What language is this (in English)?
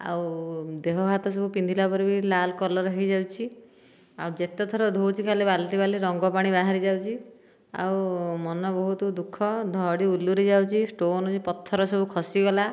Odia